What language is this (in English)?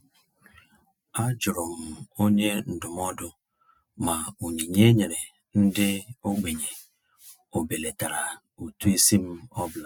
Igbo